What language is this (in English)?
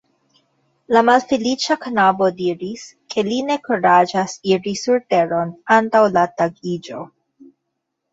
Esperanto